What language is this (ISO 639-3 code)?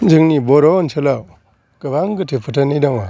brx